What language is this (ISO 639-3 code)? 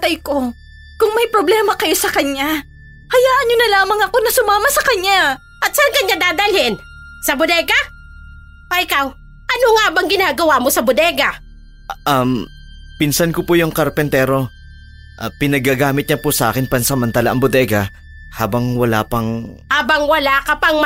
fil